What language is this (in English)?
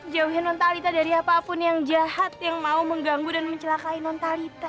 Indonesian